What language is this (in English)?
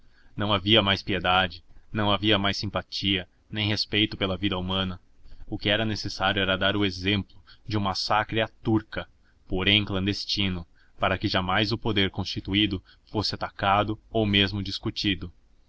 Portuguese